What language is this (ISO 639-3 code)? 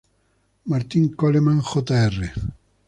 spa